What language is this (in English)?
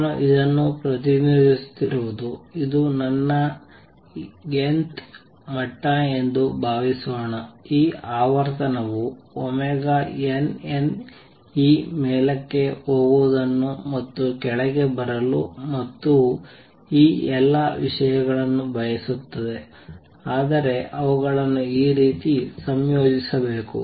Kannada